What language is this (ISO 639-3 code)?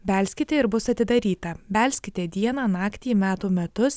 lit